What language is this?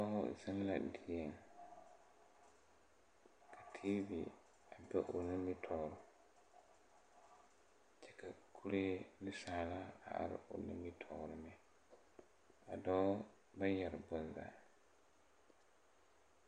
Southern Dagaare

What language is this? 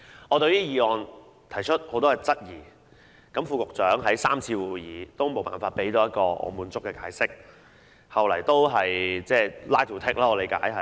Cantonese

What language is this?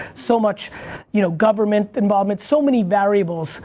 English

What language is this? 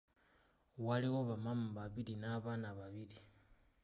Ganda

